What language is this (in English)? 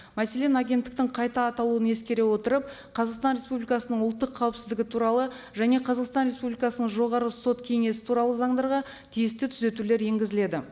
Kazakh